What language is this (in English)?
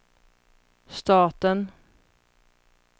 Swedish